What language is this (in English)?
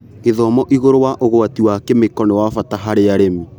Kikuyu